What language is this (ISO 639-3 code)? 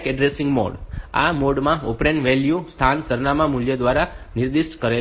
guj